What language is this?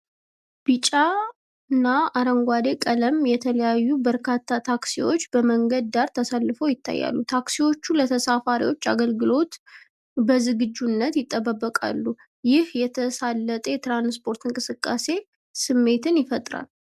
Amharic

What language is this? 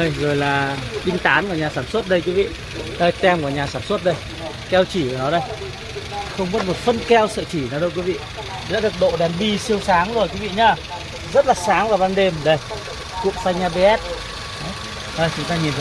Vietnamese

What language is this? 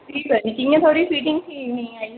Dogri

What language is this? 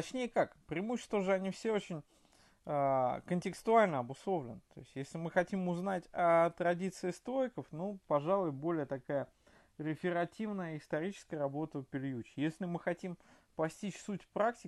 Russian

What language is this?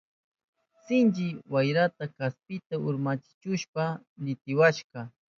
Southern Pastaza Quechua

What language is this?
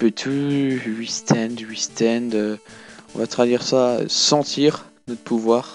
French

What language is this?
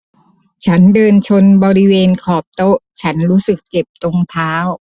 Thai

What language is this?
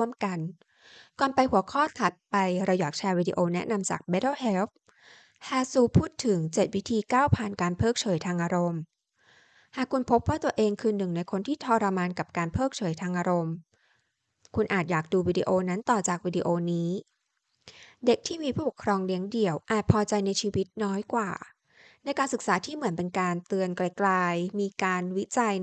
Thai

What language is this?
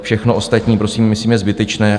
Czech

